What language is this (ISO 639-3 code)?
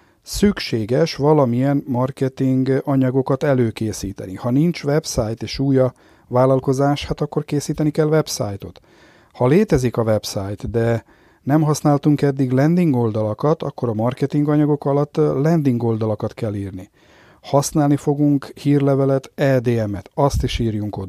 hun